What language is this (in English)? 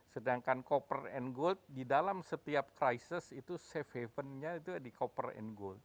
Indonesian